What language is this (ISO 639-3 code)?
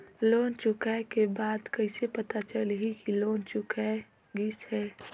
hne